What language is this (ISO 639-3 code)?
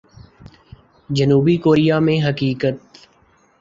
urd